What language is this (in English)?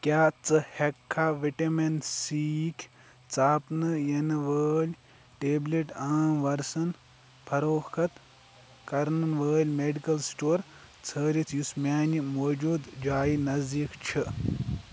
Kashmiri